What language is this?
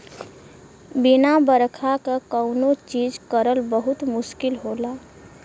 Bhojpuri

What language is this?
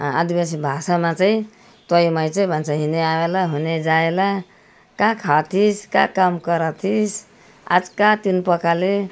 Nepali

